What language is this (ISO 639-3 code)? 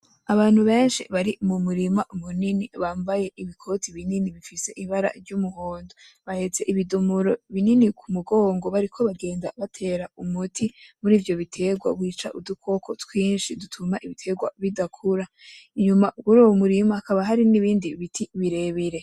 run